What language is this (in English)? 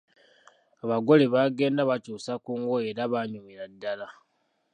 Ganda